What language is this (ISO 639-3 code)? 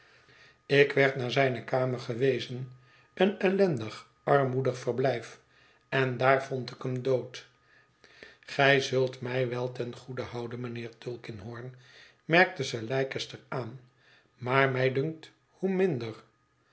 nld